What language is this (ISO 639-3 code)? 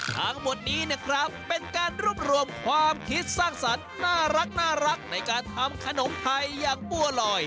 tha